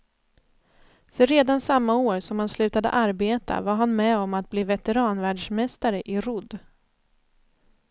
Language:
Swedish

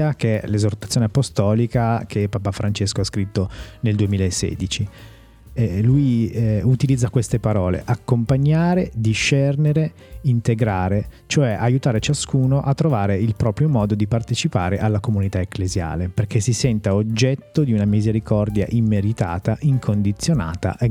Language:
Italian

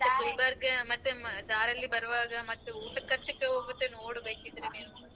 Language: Kannada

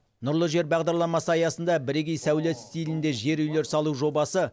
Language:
Kazakh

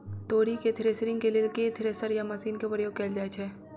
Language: Maithili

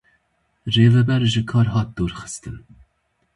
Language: Kurdish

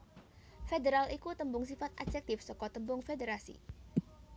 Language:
Javanese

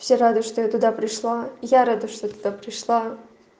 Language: Russian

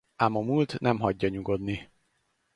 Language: Hungarian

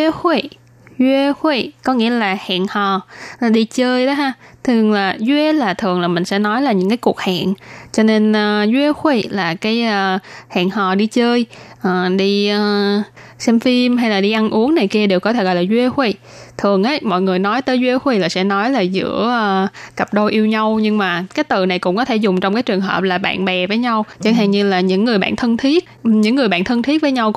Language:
Vietnamese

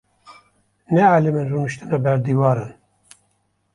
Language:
Kurdish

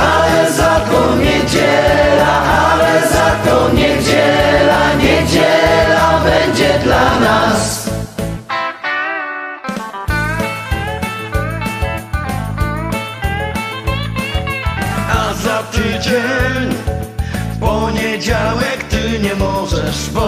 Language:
Polish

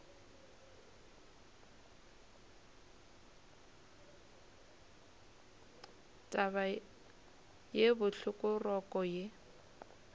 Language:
Northern Sotho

